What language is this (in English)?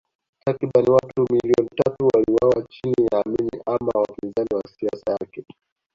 Swahili